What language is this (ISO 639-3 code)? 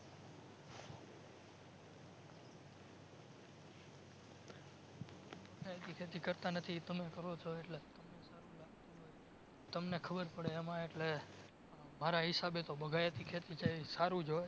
guj